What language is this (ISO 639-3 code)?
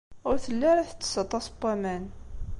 kab